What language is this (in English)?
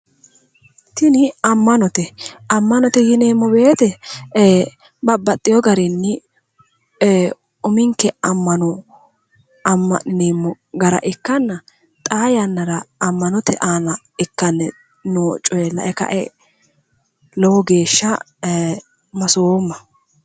Sidamo